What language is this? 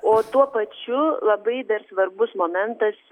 Lithuanian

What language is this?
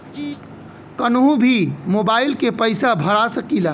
Bhojpuri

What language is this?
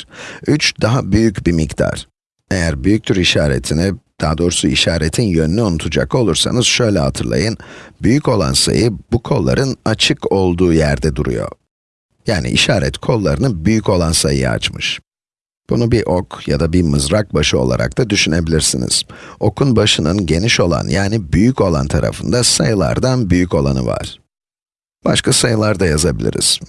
Turkish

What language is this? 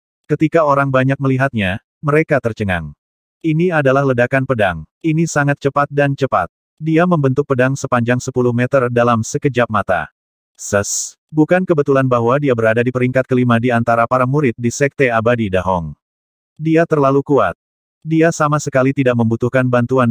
Indonesian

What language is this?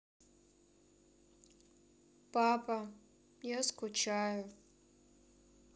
Russian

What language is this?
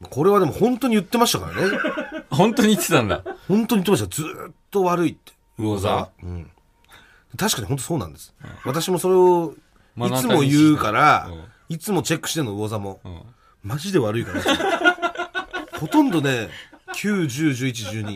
Japanese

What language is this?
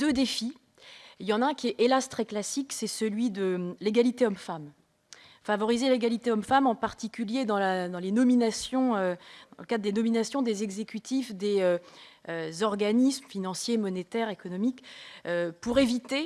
French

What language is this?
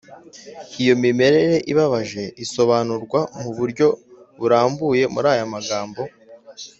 Kinyarwanda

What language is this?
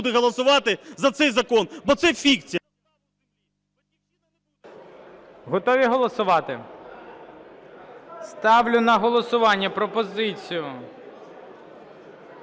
Ukrainian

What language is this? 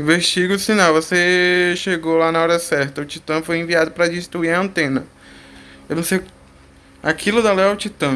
Portuguese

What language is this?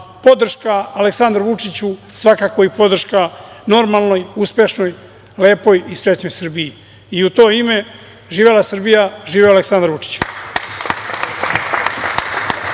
Serbian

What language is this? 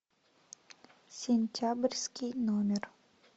Russian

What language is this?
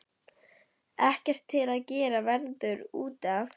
Icelandic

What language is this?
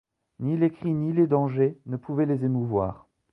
French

